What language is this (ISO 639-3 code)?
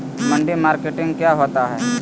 mag